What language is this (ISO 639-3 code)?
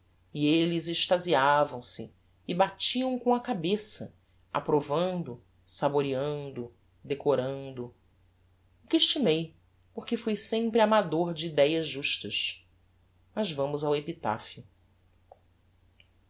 por